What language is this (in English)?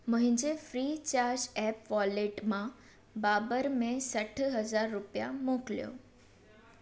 Sindhi